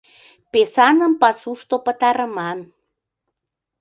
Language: Mari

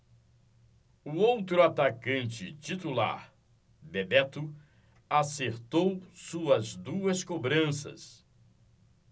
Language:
Portuguese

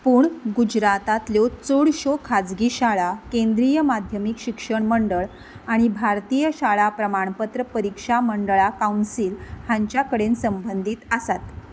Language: Konkani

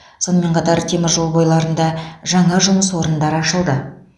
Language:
Kazakh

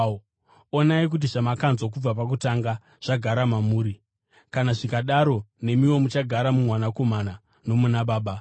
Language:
Shona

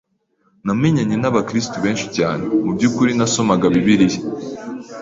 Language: Kinyarwanda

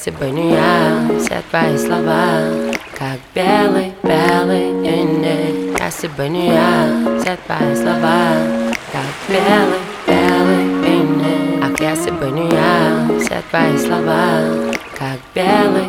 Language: Ukrainian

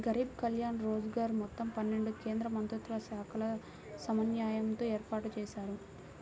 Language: Telugu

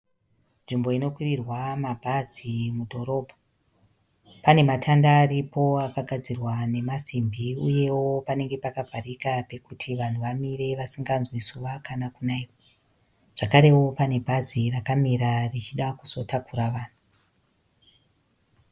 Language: Shona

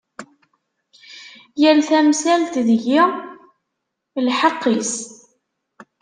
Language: Kabyle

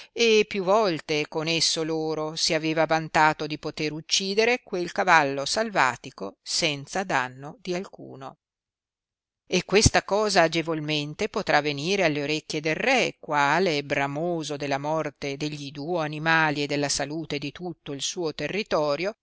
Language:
Italian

